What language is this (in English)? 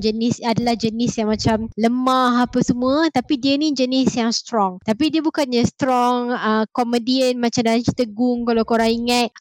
Malay